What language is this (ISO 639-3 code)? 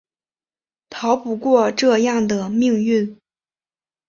zho